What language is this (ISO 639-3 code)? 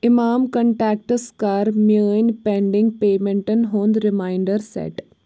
kas